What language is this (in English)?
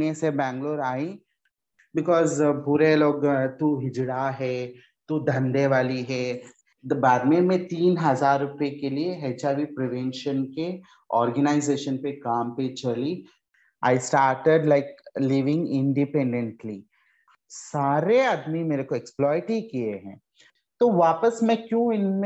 Hindi